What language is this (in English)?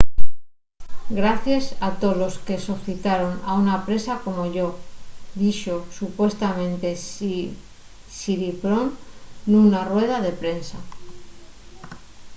Asturian